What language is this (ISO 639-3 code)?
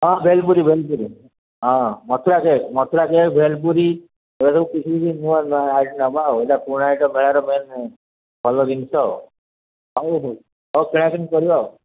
ori